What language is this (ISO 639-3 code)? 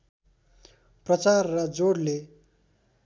nep